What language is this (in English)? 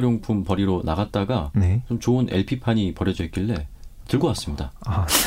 Korean